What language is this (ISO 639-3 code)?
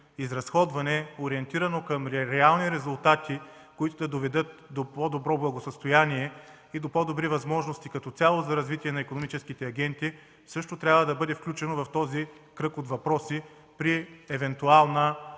bul